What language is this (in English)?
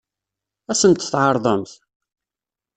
Kabyle